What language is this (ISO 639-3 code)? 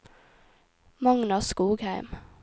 nor